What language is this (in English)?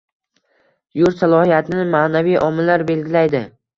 Uzbek